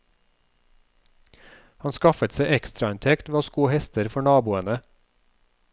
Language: Norwegian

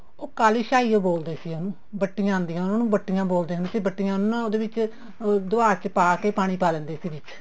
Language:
Punjabi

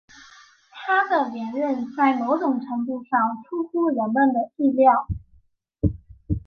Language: Chinese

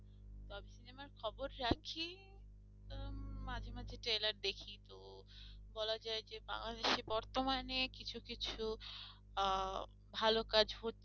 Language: Bangla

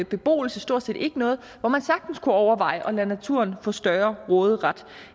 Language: Danish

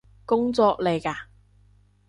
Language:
Cantonese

